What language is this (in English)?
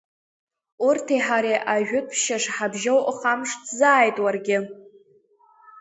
Abkhazian